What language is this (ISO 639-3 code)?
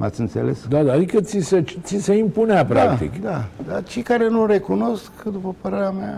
ron